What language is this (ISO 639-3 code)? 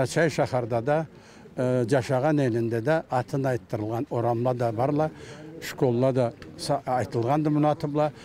tur